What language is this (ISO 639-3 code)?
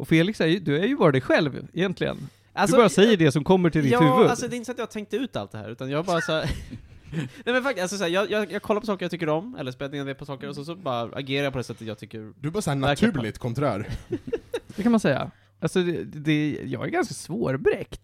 swe